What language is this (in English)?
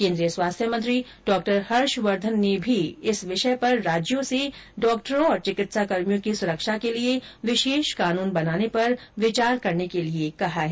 Hindi